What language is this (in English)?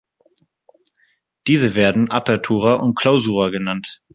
German